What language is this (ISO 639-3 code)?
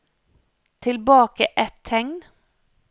nor